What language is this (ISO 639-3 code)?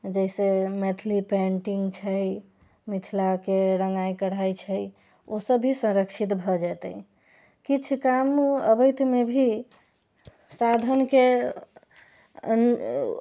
mai